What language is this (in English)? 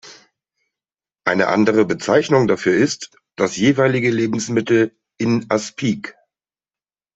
German